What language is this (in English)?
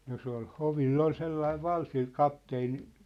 Finnish